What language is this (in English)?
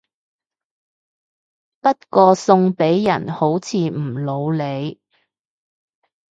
Cantonese